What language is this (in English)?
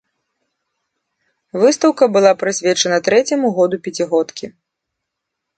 Belarusian